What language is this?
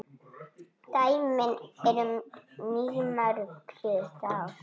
Icelandic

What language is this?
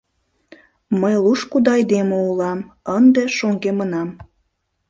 Mari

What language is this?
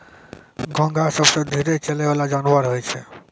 Maithili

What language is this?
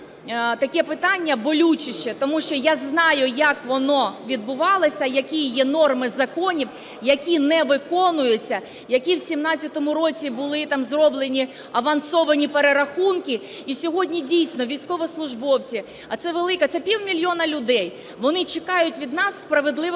Ukrainian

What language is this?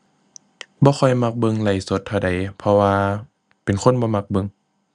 Thai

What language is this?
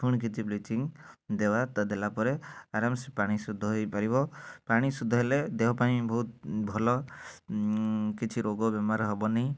Odia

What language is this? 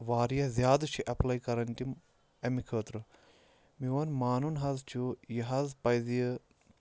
Kashmiri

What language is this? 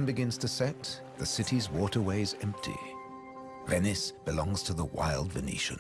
English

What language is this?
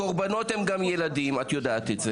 Hebrew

